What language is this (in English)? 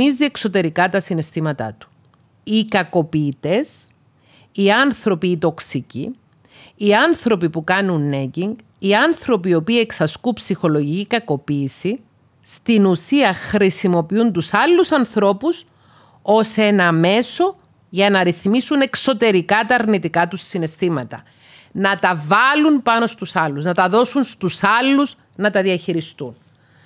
Greek